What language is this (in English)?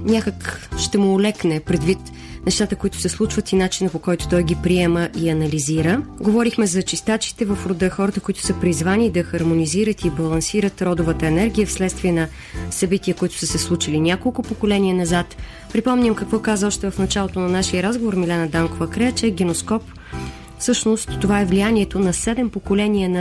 Bulgarian